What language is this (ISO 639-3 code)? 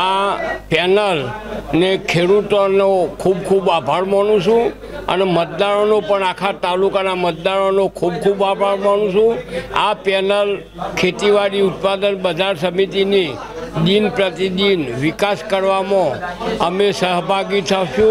hin